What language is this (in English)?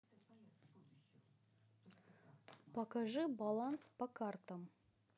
Russian